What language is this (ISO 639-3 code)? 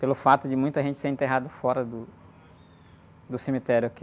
por